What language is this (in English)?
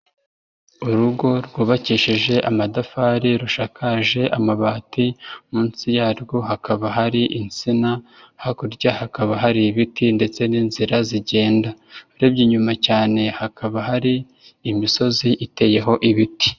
Kinyarwanda